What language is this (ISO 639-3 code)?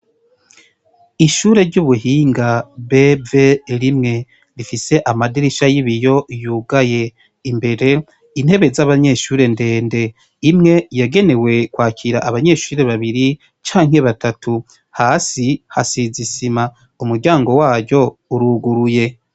run